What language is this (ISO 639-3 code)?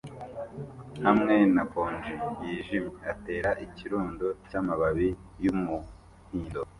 kin